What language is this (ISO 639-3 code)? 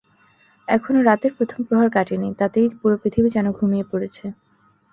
ben